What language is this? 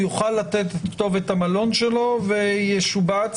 Hebrew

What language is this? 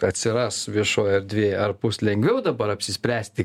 Lithuanian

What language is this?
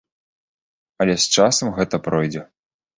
Belarusian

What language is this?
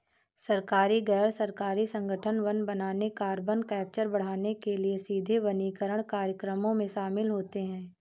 Hindi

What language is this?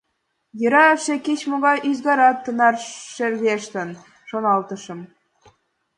Mari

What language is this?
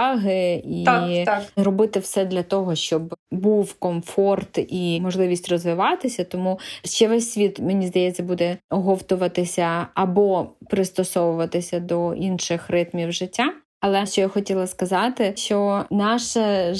Ukrainian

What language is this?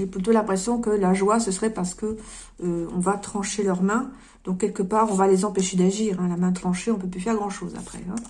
French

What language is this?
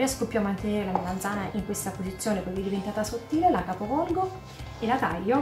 Italian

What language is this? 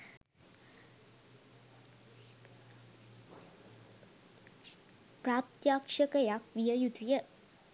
Sinhala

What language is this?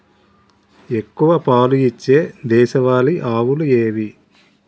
Telugu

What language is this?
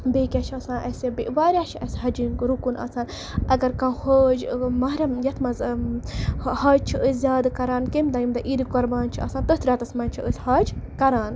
Kashmiri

